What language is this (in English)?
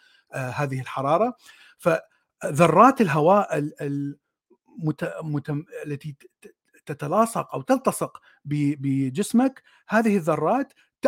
Arabic